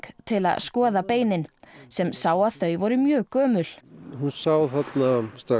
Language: Icelandic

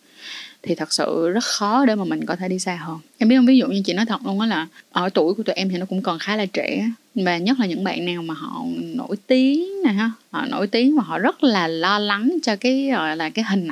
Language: Vietnamese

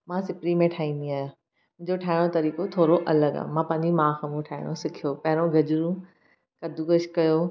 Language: Sindhi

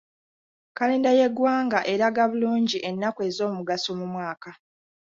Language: Ganda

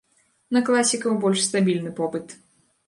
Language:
Belarusian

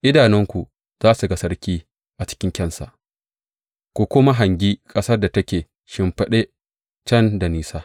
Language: Hausa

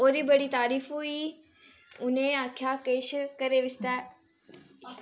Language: Dogri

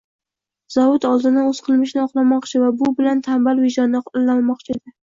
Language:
Uzbek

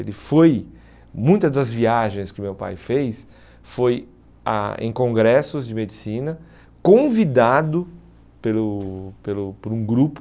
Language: Portuguese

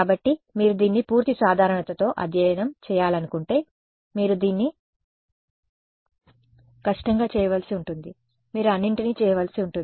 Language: Telugu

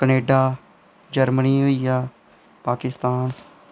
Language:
Dogri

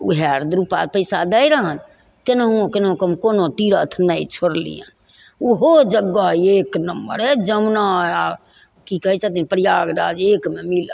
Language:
Maithili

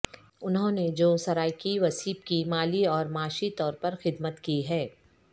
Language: Urdu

